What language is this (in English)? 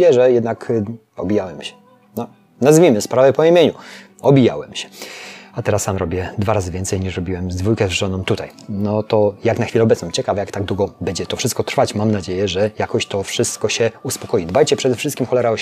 Polish